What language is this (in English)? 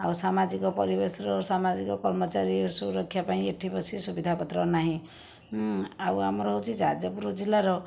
Odia